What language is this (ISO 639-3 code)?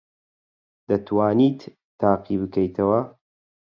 ckb